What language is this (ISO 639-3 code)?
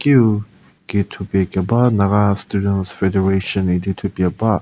njm